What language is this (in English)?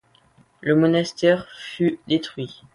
French